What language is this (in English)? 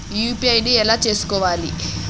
Telugu